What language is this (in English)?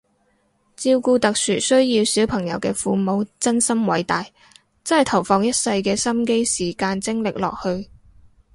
Cantonese